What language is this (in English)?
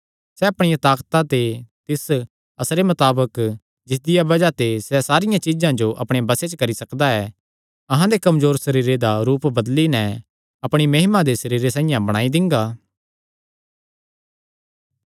Kangri